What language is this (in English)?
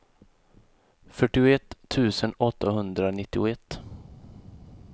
Swedish